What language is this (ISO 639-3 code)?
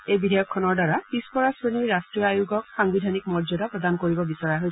asm